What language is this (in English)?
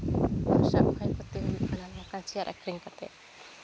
Santali